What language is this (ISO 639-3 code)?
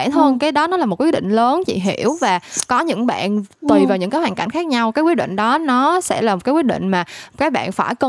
vie